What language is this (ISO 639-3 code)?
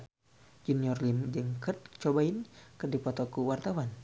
sun